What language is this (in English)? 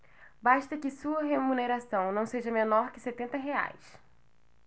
Portuguese